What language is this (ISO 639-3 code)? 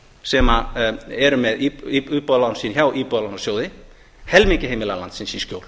isl